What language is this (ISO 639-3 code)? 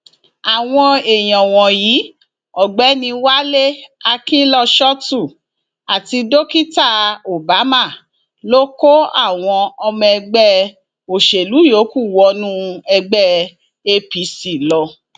yor